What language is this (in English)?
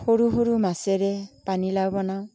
Assamese